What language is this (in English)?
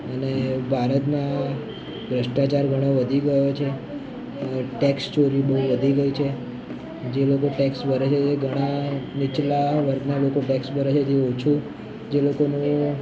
Gujarati